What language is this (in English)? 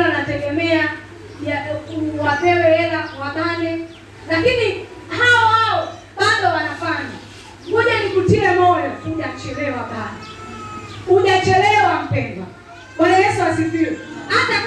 Swahili